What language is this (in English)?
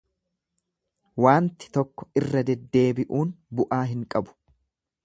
Oromo